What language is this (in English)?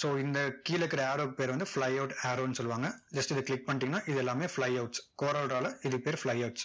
Tamil